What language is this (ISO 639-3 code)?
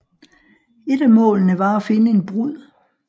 dan